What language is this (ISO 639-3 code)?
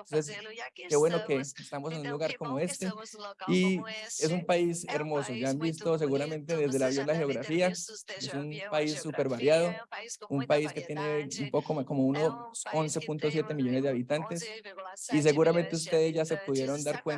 spa